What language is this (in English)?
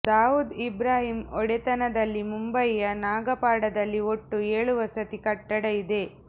Kannada